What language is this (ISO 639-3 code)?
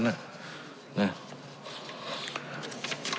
tha